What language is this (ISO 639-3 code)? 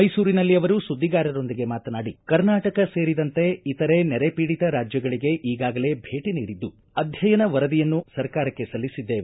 kan